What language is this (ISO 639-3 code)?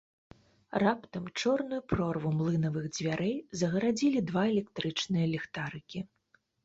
bel